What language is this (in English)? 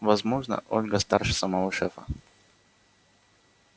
Russian